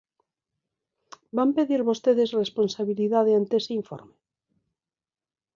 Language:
Galician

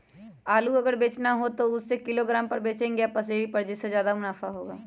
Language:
Magahi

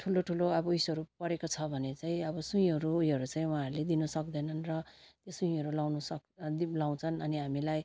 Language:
Nepali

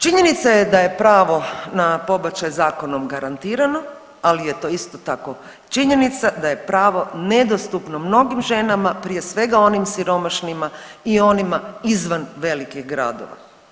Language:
Croatian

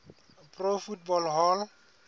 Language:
Southern Sotho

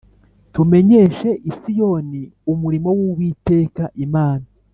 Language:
Kinyarwanda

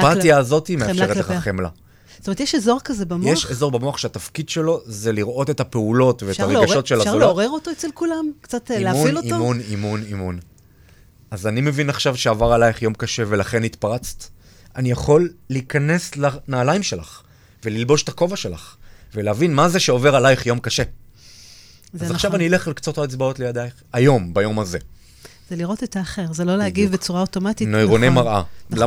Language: Hebrew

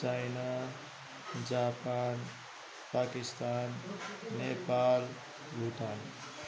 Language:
Nepali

